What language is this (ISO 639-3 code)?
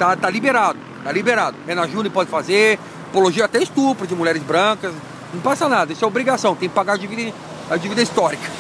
por